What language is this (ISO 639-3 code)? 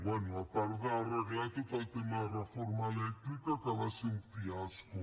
cat